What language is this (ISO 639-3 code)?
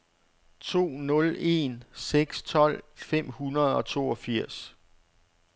dan